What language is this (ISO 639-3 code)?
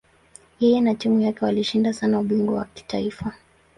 swa